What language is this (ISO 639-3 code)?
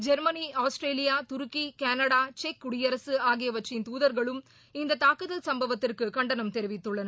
tam